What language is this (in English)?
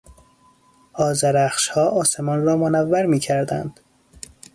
Persian